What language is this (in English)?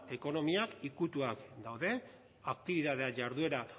Basque